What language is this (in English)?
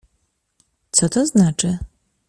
Polish